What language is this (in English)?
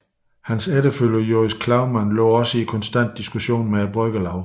Danish